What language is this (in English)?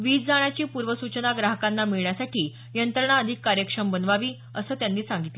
Marathi